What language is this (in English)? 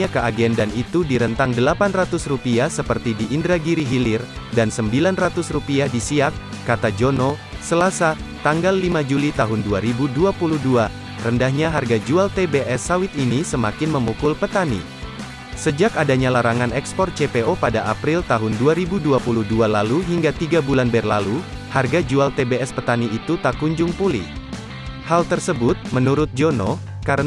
Indonesian